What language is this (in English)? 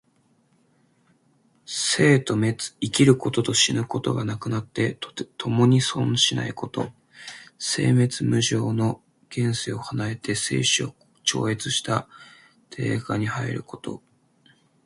Japanese